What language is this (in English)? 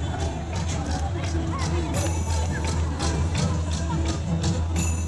Vietnamese